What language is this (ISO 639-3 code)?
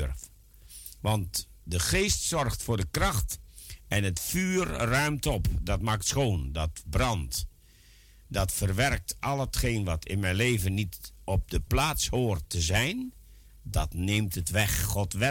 nld